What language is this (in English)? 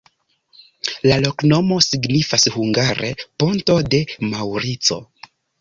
Esperanto